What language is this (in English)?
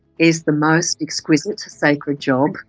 English